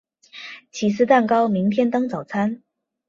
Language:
Chinese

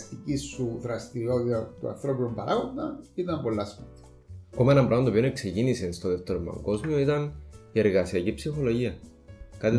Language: Greek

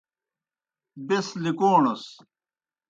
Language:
Kohistani Shina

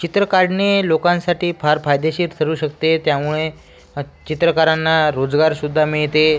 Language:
Marathi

